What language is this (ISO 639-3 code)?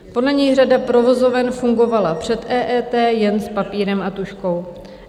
ces